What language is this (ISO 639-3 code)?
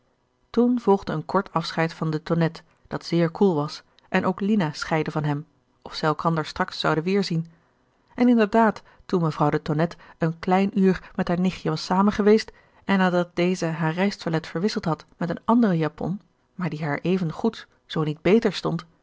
nld